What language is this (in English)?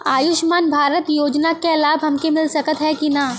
Bhojpuri